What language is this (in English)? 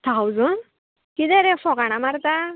Konkani